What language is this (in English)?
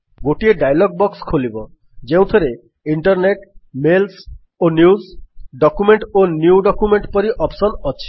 Odia